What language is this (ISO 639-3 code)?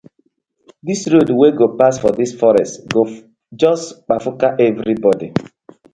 pcm